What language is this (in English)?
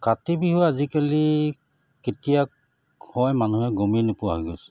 Assamese